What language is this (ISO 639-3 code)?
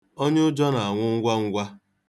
ibo